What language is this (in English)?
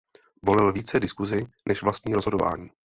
Czech